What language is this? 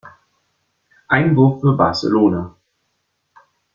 German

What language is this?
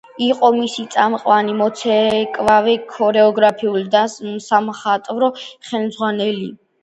Georgian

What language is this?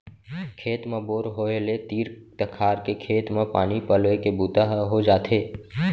Chhattisgarhi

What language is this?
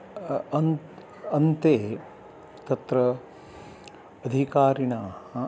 Sanskrit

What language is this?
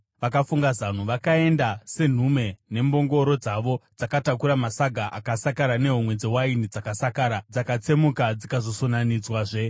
Shona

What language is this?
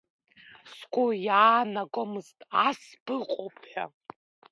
Abkhazian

